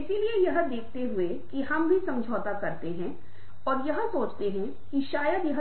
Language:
Hindi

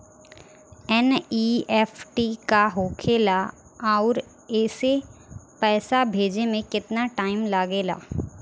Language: Bhojpuri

